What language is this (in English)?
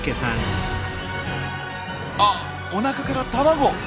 Japanese